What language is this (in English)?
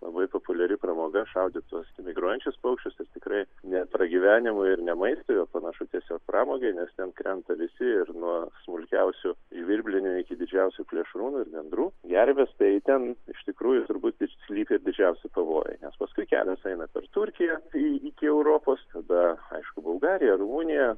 Lithuanian